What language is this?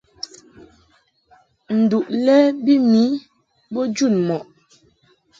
Mungaka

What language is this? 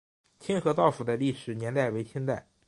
Chinese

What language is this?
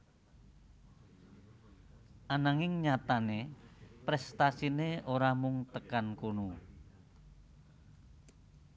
Javanese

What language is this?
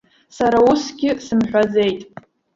Abkhazian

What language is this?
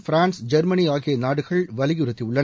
Tamil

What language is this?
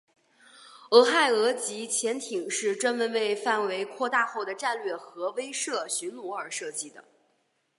Chinese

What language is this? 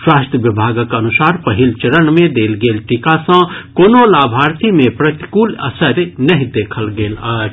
Maithili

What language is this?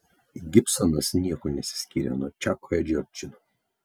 Lithuanian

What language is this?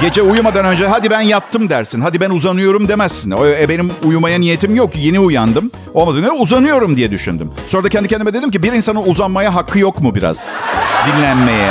Turkish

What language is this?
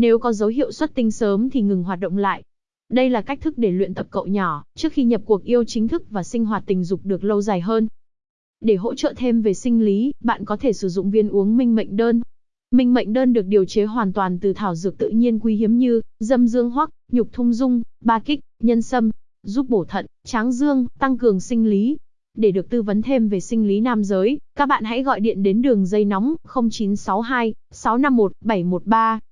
Vietnamese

